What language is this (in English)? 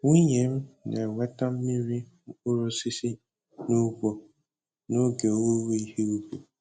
Igbo